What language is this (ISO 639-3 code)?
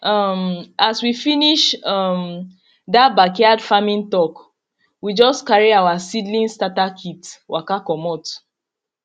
pcm